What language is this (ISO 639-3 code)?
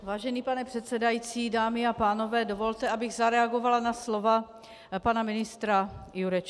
ces